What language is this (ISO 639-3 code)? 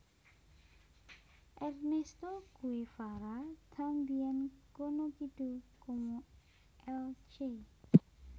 jav